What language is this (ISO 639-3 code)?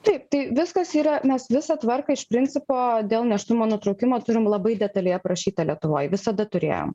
lit